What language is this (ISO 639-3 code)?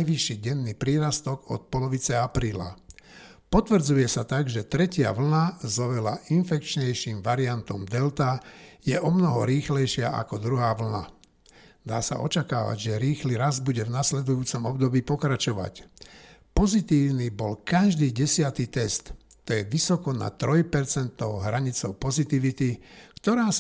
slk